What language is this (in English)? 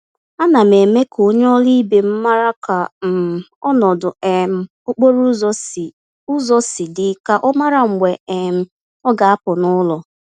Igbo